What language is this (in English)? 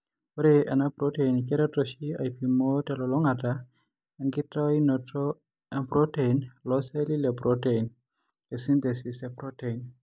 Masai